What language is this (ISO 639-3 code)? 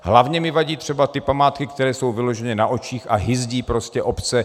ces